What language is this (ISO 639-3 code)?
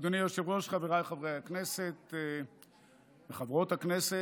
heb